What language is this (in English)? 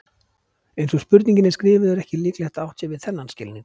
Icelandic